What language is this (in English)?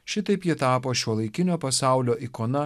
Lithuanian